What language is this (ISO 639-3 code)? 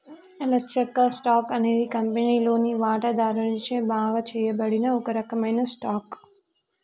tel